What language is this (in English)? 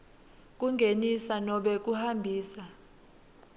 Swati